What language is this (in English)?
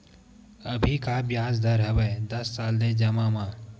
Chhattisgarhi